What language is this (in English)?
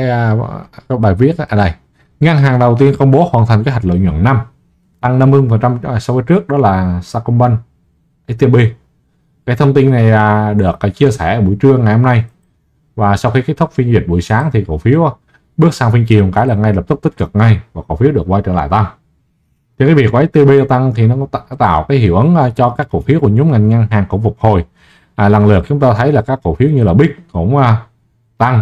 Vietnamese